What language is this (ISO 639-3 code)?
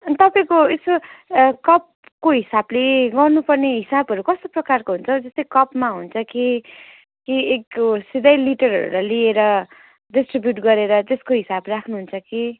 nep